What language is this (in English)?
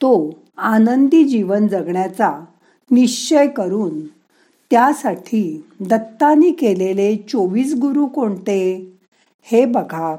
Marathi